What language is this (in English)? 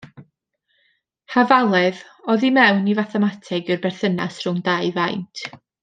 Welsh